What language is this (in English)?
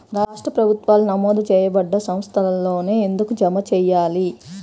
Telugu